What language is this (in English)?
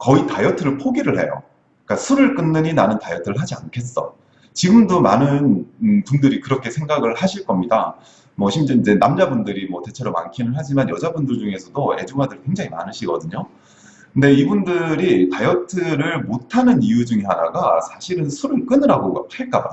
Korean